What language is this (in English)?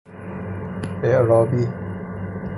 Persian